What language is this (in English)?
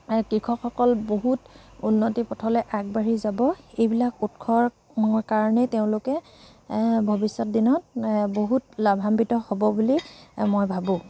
Assamese